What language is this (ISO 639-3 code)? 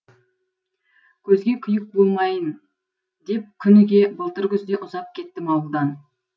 kaz